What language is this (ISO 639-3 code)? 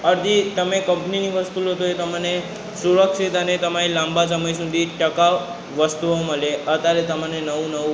guj